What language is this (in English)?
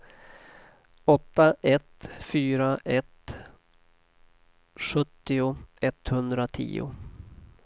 Swedish